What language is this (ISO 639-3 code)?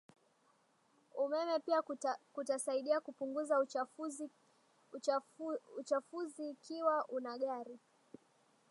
swa